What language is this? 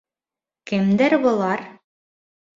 Bashkir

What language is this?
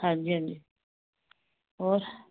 Punjabi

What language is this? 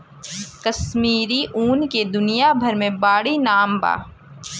Bhojpuri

